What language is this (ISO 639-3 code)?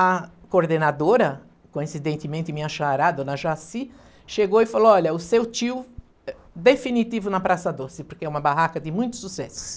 por